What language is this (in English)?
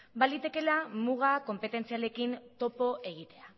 Basque